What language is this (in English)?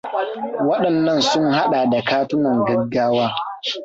Hausa